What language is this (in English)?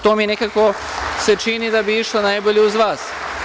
Serbian